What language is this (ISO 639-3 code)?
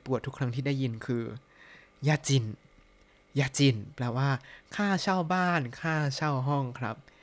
tha